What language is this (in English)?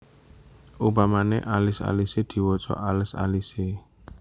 Javanese